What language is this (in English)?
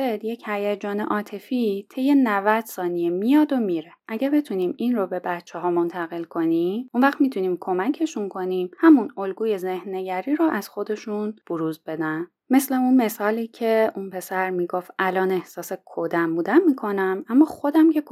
Persian